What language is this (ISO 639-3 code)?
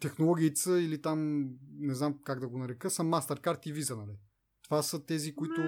bul